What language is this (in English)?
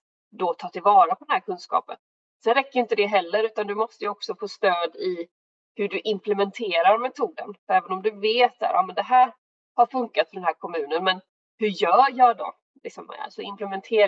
Swedish